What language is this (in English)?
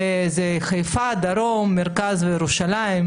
Hebrew